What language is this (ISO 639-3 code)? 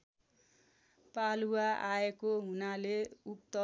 nep